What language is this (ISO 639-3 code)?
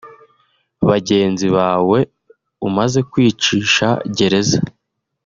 kin